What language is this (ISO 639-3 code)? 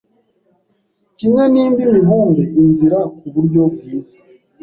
kin